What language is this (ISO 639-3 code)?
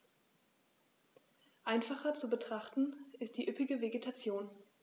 deu